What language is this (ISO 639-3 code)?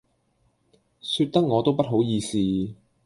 yue